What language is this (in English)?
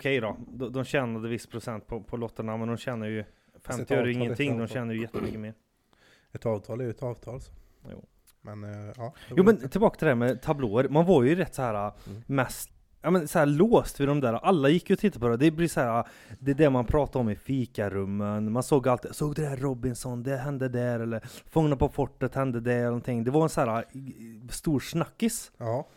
Swedish